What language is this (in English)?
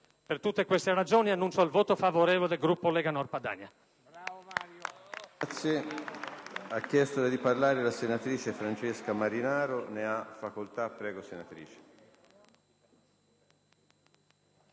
Italian